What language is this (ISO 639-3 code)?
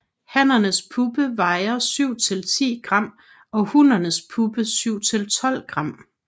dan